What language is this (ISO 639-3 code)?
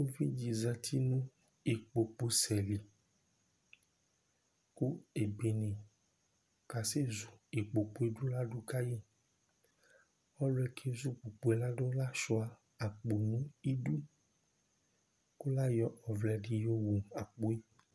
kpo